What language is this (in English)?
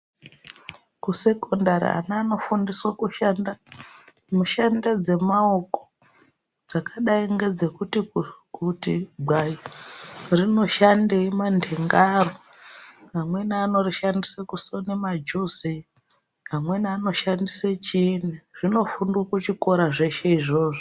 Ndau